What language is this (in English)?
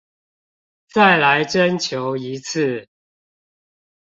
Chinese